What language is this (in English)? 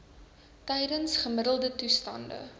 Afrikaans